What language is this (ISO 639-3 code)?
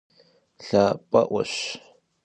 kbd